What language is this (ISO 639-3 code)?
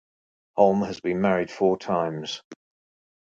eng